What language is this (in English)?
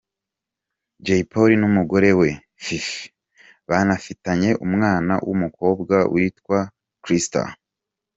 Kinyarwanda